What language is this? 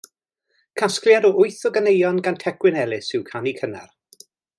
Welsh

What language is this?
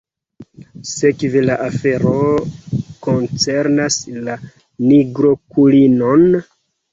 Esperanto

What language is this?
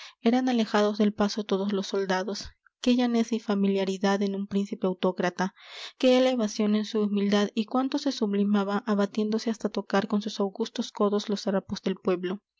Spanish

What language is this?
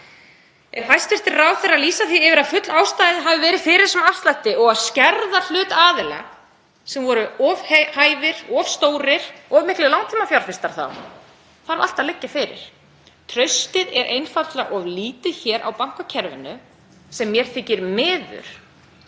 Icelandic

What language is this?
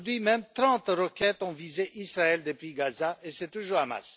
French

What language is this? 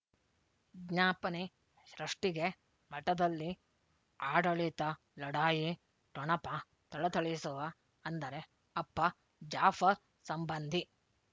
Kannada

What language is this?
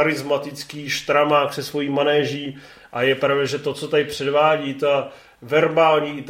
Czech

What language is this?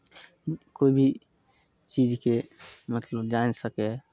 Maithili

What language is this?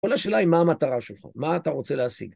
Hebrew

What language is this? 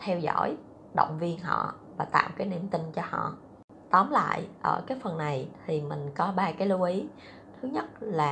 Vietnamese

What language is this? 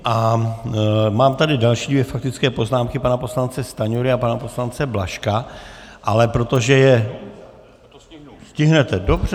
Czech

